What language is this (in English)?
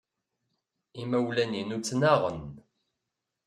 Kabyle